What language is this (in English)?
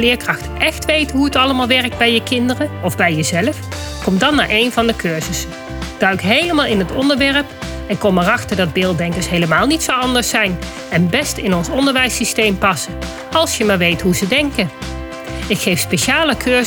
Dutch